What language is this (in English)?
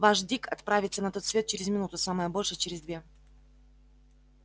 Russian